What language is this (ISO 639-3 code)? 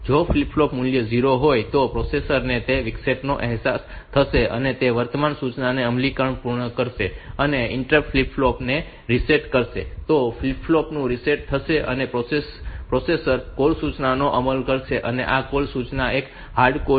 guj